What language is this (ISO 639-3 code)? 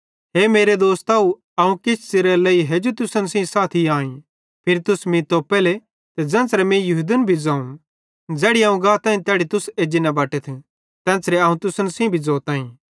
bhd